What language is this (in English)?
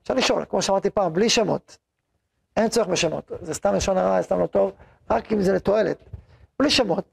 Hebrew